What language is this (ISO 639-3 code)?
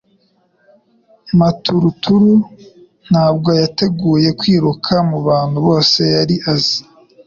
kin